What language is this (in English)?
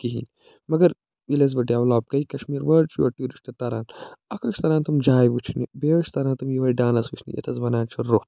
Kashmiri